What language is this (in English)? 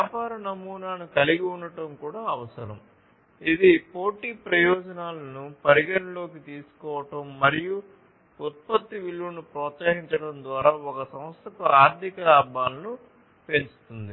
Telugu